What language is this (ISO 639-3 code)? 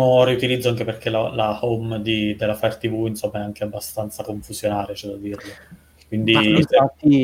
ita